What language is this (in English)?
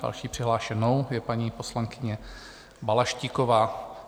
Czech